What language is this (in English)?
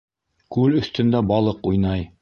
Bashkir